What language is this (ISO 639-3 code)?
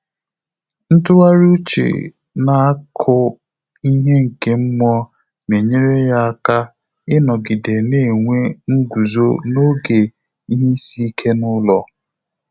ibo